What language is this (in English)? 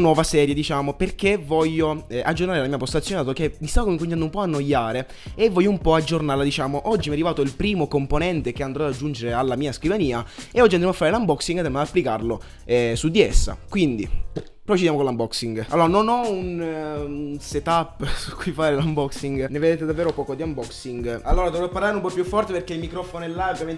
Italian